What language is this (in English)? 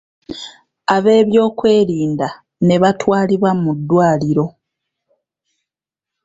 Ganda